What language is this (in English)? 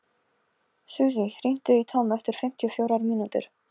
Icelandic